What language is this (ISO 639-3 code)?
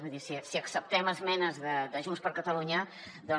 cat